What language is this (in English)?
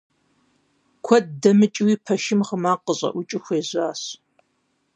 Kabardian